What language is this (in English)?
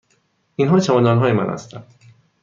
Persian